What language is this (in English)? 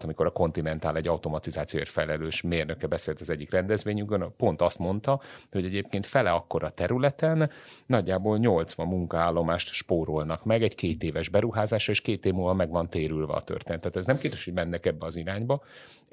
Hungarian